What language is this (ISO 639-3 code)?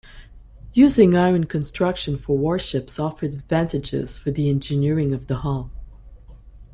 eng